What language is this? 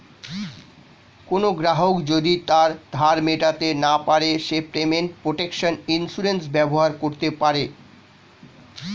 Bangla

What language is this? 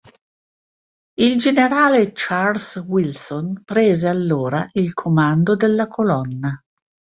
Italian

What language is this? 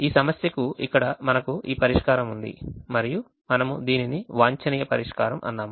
Telugu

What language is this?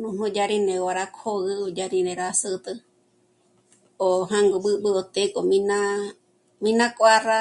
Michoacán Mazahua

